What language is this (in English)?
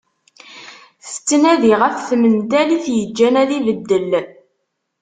Kabyle